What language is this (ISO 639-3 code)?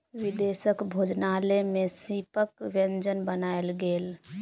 mai